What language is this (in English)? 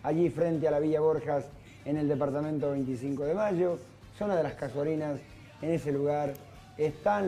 Spanish